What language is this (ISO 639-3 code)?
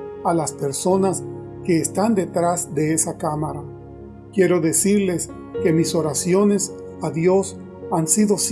spa